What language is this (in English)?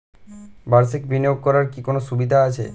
Bangla